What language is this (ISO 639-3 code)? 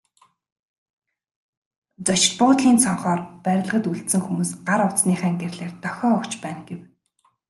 mon